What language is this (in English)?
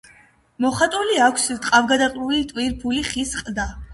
Georgian